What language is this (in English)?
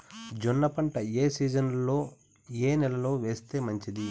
Telugu